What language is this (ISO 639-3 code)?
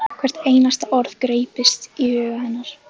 isl